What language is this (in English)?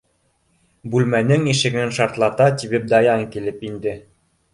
Bashkir